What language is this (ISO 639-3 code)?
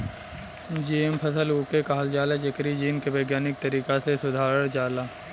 bho